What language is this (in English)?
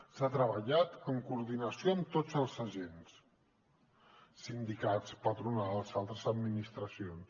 Catalan